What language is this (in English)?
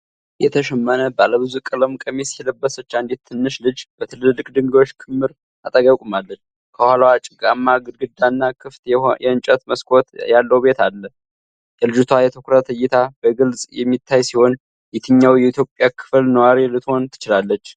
Amharic